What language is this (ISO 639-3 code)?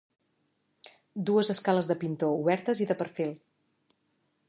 cat